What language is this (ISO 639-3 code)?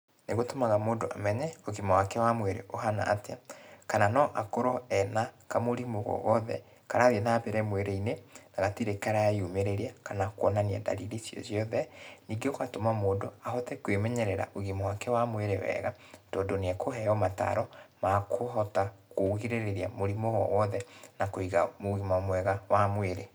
kik